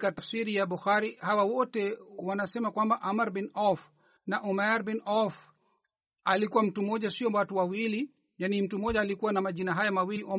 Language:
Swahili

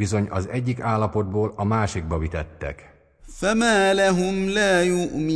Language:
Hungarian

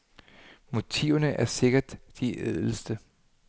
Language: Danish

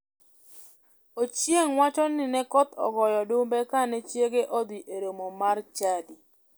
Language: Luo (Kenya and Tanzania)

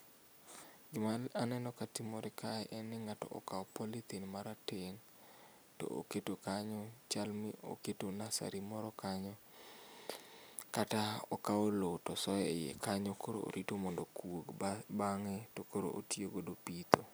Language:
Luo (Kenya and Tanzania)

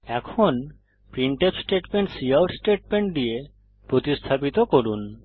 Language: Bangla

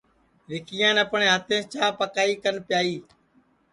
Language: Sansi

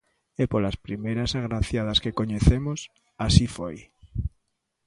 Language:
Galician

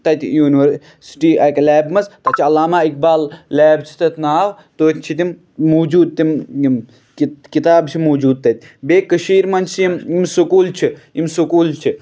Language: Kashmiri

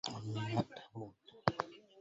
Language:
Arabic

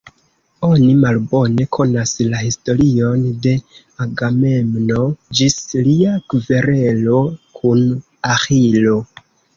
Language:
Esperanto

